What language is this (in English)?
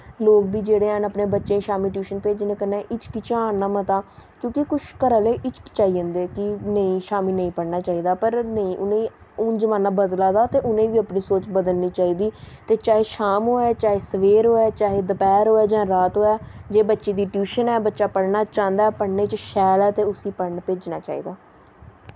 Dogri